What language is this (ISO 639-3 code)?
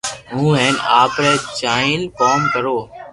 lrk